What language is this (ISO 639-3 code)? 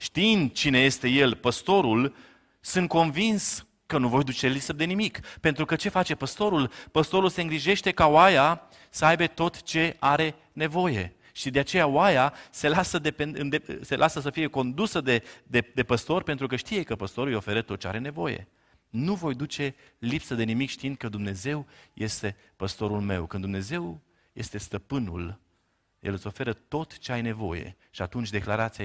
ron